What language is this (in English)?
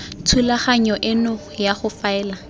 Tswana